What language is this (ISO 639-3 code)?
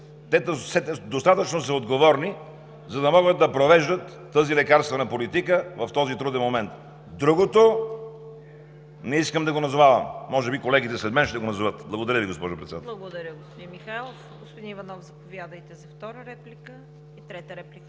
bul